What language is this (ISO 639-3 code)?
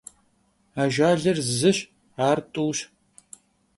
kbd